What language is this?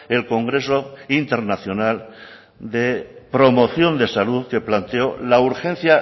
Spanish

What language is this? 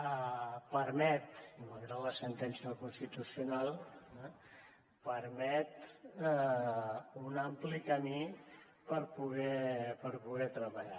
Catalan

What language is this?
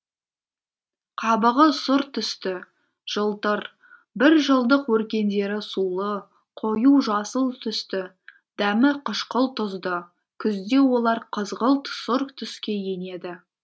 Kazakh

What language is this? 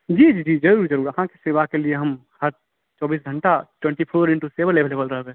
Maithili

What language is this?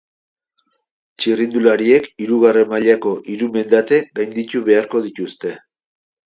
Basque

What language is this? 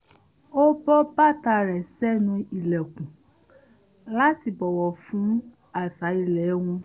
Yoruba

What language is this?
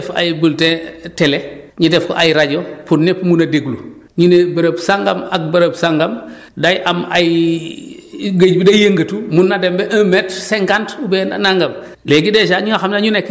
Wolof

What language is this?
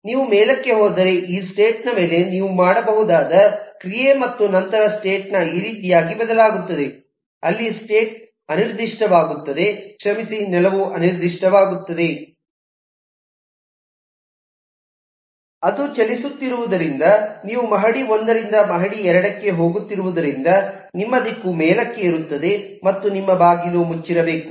Kannada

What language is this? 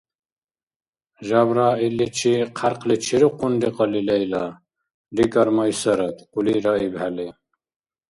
Dargwa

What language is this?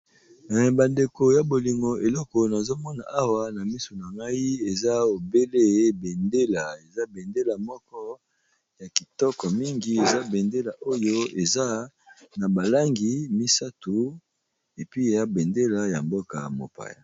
Lingala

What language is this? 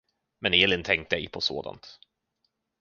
Swedish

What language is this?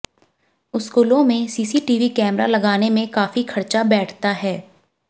Hindi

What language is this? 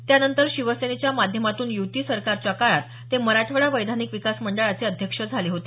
Marathi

